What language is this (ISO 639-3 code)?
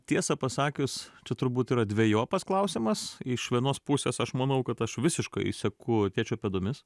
lit